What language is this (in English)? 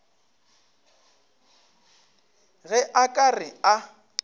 Northern Sotho